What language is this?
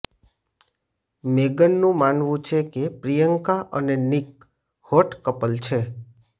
Gujarati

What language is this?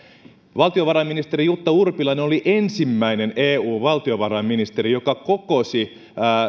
Finnish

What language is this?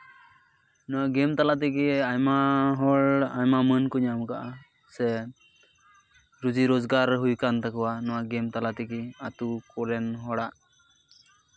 Santali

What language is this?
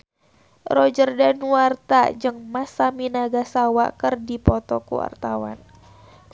Sundanese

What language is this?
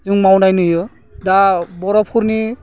Bodo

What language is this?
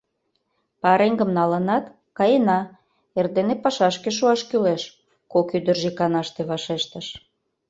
Mari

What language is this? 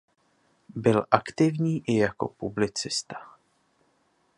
Czech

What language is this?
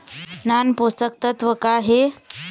Chhattisgarhi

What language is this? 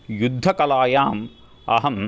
Sanskrit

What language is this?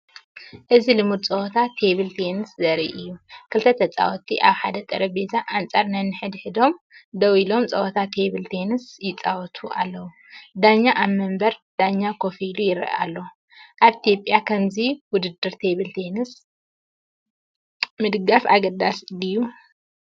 Tigrinya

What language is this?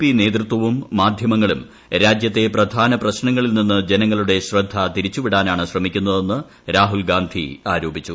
Malayalam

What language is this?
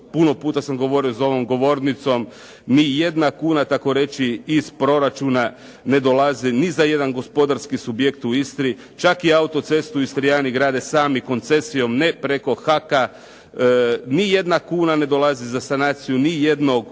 Croatian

